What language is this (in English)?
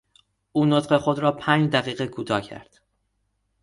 Persian